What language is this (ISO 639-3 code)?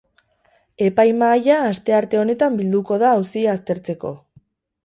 eus